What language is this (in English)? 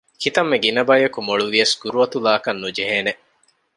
Divehi